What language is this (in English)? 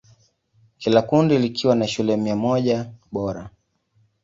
Swahili